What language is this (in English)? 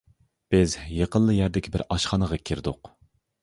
Uyghur